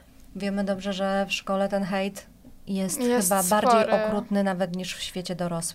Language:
Polish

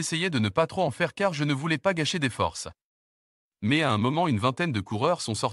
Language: French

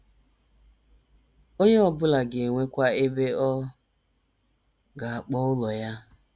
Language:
Igbo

